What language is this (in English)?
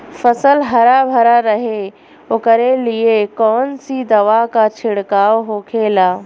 Bhojpuri